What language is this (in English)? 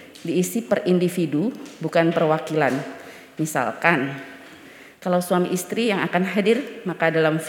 Indonesian